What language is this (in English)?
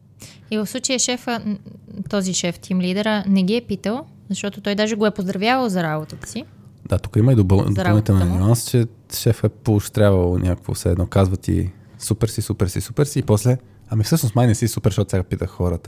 Bulgarian